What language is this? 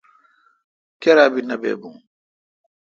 Kalkoti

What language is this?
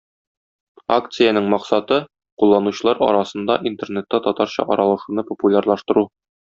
Tatar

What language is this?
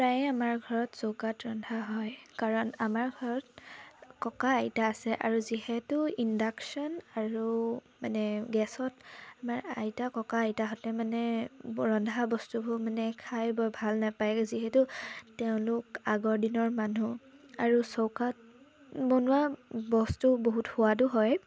Assamese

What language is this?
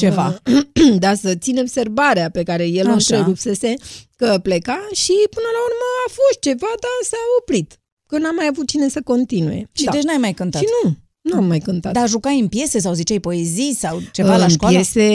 Romanian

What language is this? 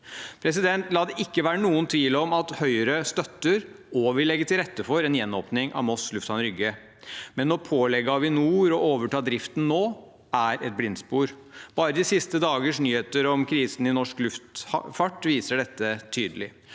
Norwegian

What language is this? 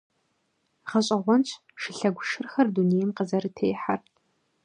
Kabardian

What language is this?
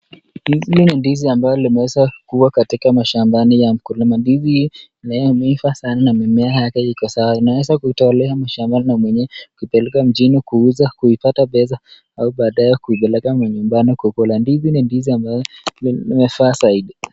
Swahili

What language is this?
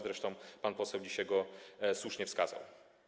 Polish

